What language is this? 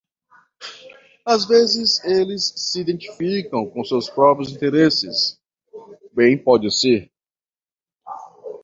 Portuguese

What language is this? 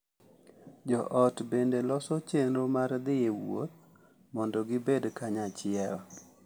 Luo (Kenya and Tanzania)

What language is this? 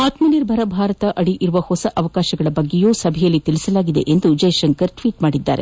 Kannada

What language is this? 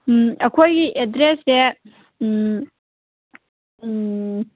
Manipuri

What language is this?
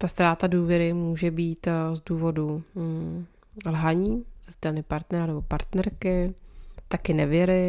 Czech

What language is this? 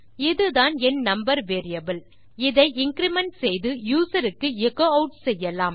Tamil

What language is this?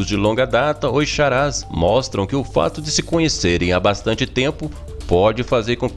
Portuguese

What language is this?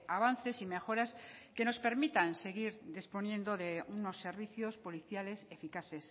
Spanish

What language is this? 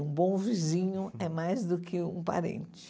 Portuguese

